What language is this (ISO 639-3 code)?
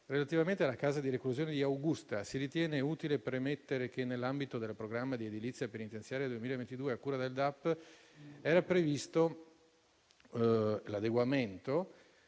ita